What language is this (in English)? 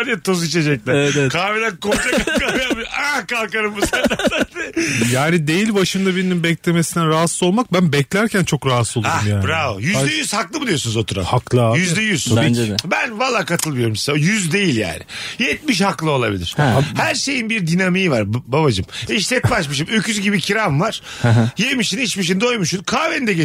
Turkish